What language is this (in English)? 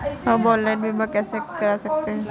Hindi